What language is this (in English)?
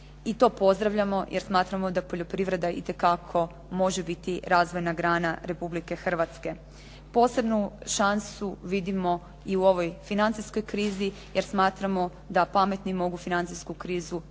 Croatian